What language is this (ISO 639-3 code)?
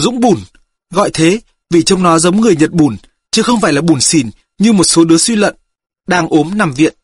vie